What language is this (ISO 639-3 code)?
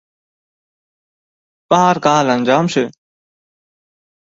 tuk